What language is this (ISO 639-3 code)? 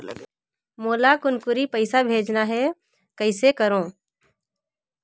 hne